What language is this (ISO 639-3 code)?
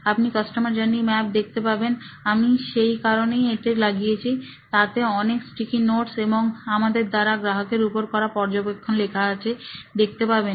ben